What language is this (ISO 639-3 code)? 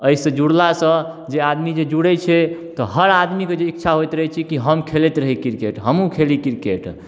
mai